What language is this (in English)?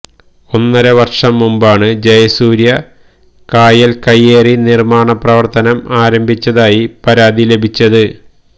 Malayalam